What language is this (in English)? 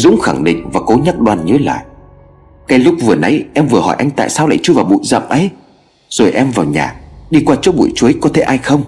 Vietnamese